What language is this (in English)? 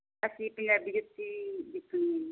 Punjabi